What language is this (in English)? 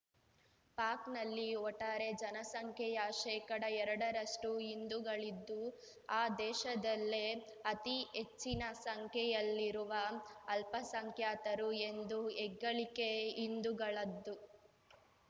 Kannada